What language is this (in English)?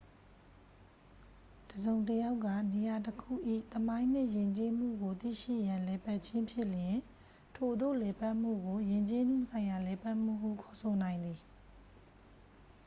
Burmese